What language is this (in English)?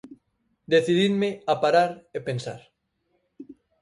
Galician